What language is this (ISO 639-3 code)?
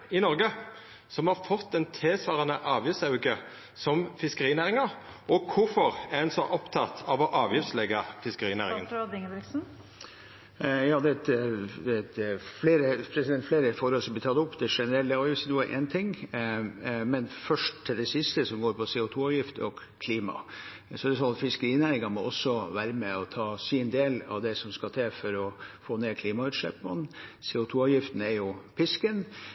nor